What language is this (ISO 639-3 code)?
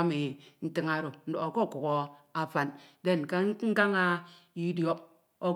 itw